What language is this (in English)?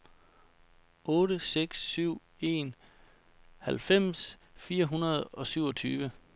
Danish